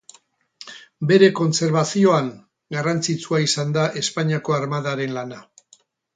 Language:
Basque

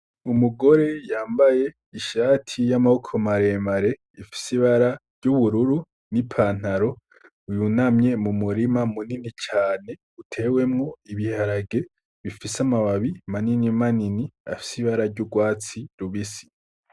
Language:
Rundi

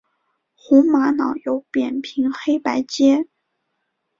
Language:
Chinese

